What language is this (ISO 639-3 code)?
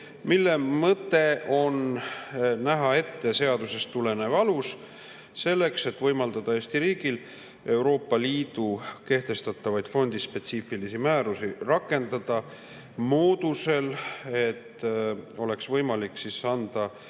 est